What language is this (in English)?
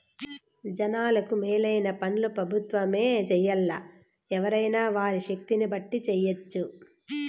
Telugu